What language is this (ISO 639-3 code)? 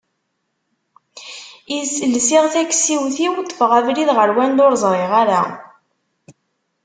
kab